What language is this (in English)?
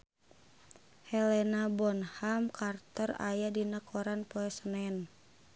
Sundanese